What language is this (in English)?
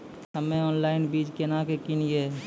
Maithili